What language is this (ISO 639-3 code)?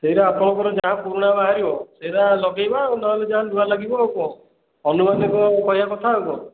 ori